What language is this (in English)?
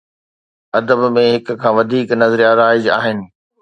Sindhi